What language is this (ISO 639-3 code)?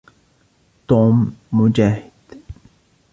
ara